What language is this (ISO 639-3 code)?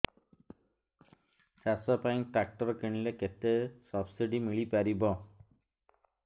ori